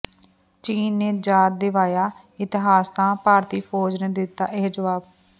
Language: Punjabi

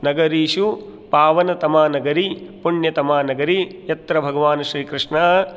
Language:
Sanskrit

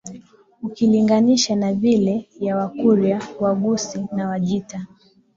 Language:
Swahili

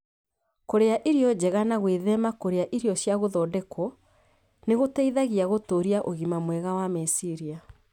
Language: Kikuyu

